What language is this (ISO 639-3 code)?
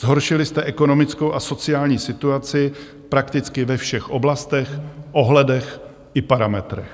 ces